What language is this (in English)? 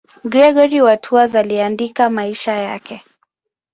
Swahili